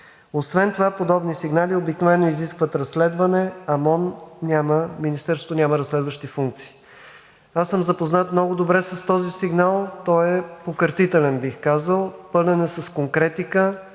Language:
Bulgarian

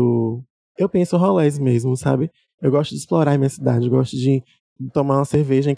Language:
Portuguese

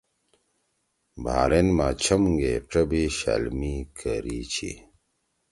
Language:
Torwali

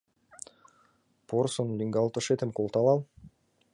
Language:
Mari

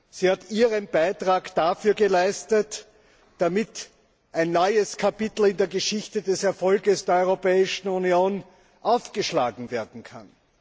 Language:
German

